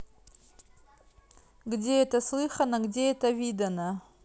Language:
Russian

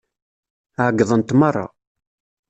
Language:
Kabyle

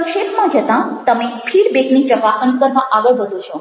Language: Gujarati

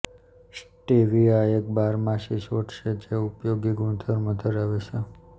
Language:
Gujarati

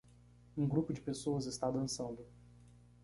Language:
Portuguese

